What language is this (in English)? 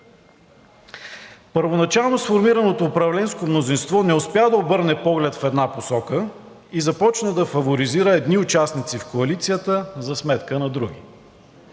Bulgarian